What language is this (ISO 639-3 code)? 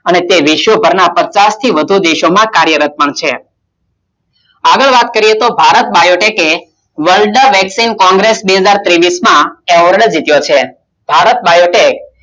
guj